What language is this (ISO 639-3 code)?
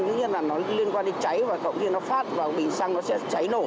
vie